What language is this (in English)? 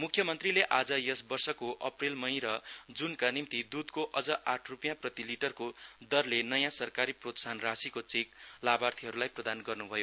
Nepali